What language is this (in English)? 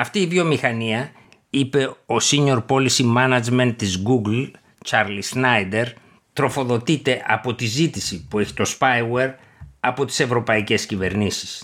Greek